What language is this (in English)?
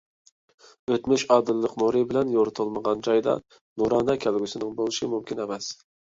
Uyghur